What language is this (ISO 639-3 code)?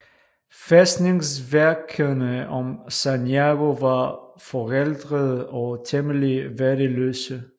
dan